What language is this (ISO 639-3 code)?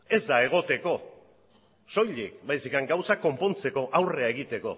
eus